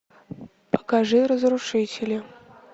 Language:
Russian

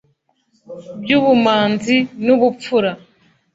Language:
Kinyarwanda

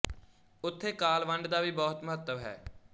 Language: Punjabi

